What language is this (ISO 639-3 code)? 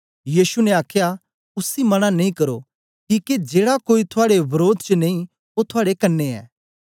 doi